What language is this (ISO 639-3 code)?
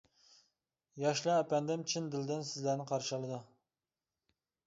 uig